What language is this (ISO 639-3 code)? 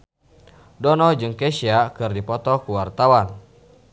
sun